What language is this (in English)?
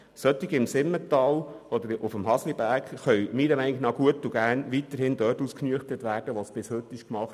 Swiss German